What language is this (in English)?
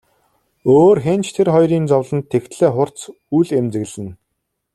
Mongolian